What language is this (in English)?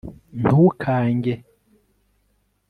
Kinyarwanda